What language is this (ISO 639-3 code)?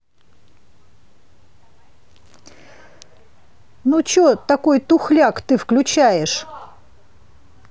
rus